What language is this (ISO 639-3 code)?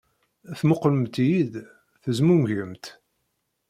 kab